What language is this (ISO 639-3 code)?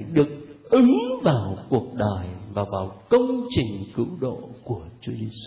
vie